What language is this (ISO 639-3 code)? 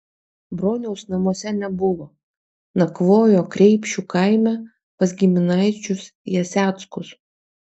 lit